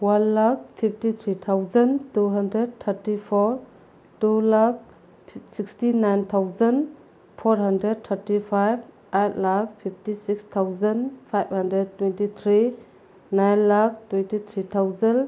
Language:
Manipuri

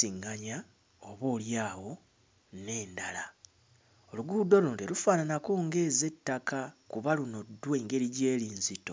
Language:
Ganda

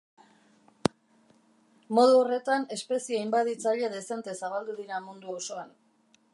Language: Basque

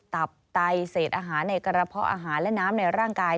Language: Thai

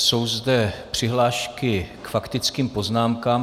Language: Czech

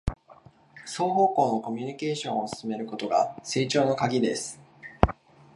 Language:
Japanese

